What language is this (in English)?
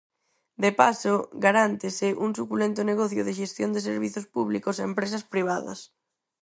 Galician